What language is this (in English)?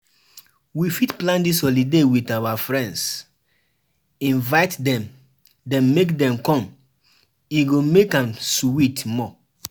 Nigerian Pidgin